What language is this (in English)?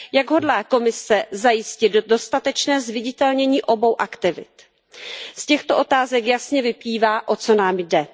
Czech